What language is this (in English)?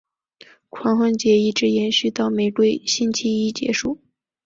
Chinese